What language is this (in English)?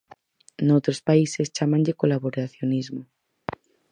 Galician